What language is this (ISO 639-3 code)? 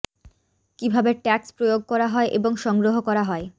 ben